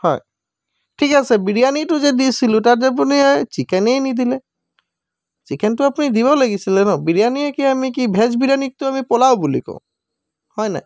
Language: Assamese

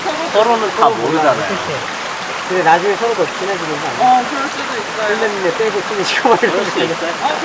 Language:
Korean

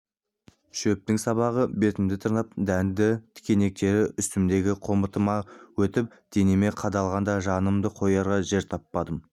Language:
Kazakh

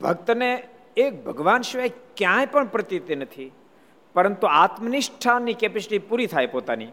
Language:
Gujarati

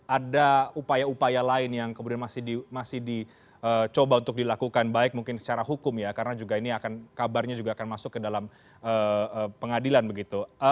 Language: Indonesian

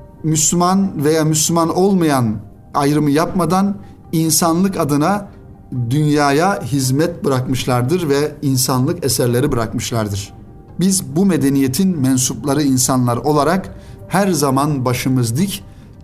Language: Turkish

